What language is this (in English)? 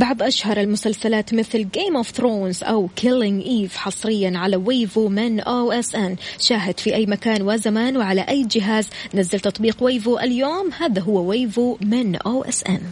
Arabic